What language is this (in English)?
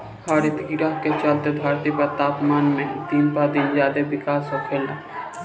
Bhojpuri